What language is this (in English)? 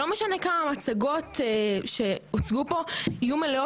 Hebrew